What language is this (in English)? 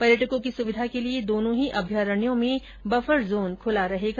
Hindi